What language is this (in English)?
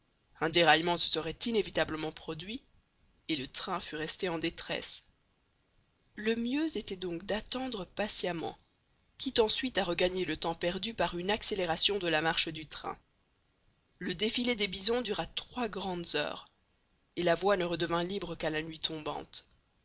French